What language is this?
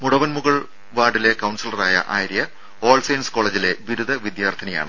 Malayalam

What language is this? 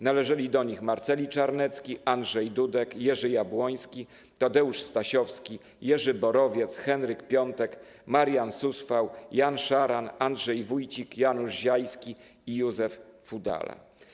Polish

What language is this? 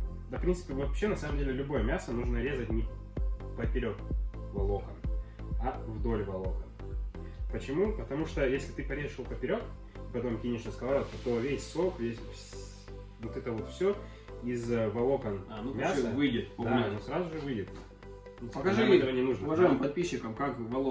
Russian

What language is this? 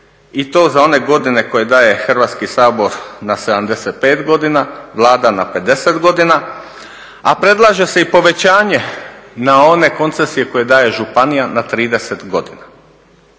Croatian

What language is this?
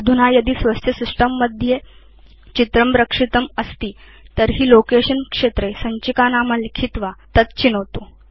Sanskrit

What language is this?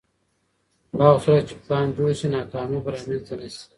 Pashto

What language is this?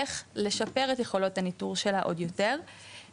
Hebrew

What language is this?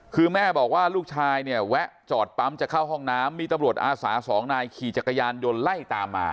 Thai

